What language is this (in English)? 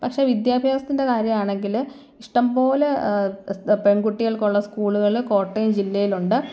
Malayalam